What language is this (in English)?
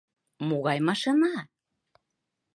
Mari